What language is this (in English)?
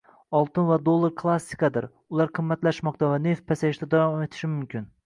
Uzbek